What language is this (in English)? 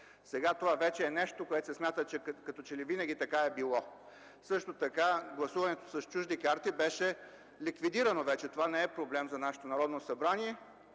Bulgarian